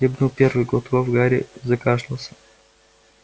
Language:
Russian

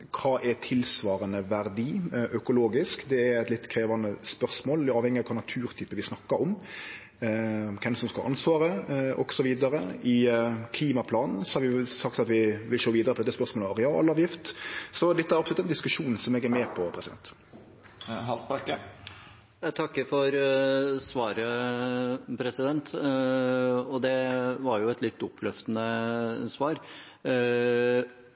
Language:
Norwegian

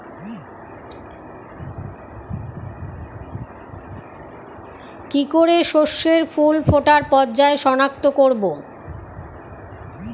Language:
Bangla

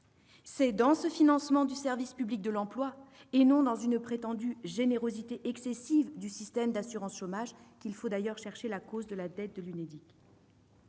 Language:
French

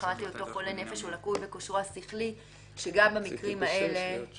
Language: Hebrew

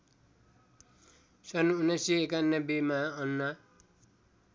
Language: Nepali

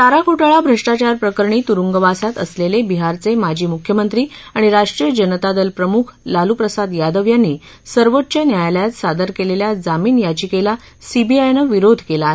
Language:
Marathi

